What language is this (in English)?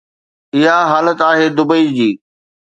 Sindhi